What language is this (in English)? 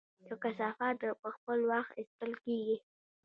Pashto